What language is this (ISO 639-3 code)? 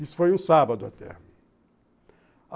por